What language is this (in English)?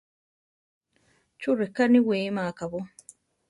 Central Tarahumara